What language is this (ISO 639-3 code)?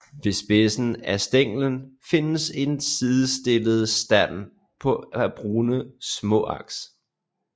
dan